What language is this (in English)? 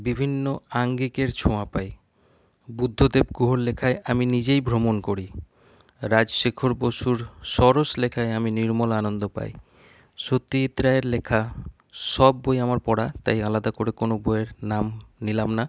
Bangla